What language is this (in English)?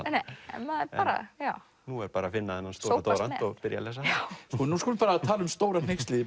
Icelandic